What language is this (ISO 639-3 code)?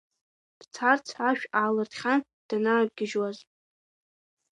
abk